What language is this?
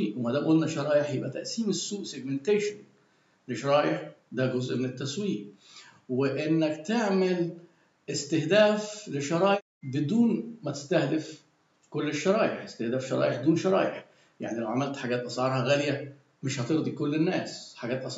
Arabic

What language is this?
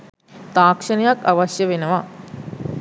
Sinhala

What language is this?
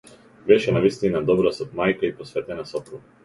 Macedonian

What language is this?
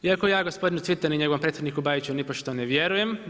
Croatian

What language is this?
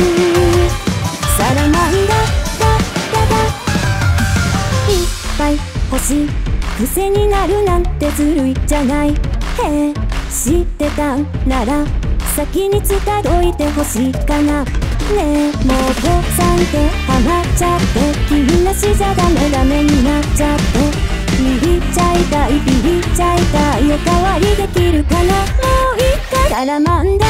Japanese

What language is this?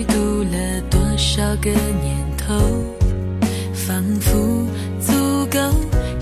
Chinese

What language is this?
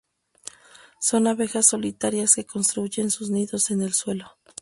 Spanish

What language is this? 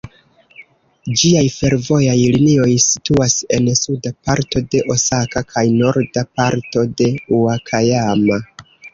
Esperanto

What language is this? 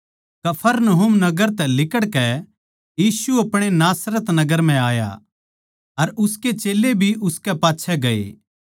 Haryanvi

